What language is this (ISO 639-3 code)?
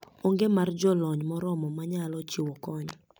luo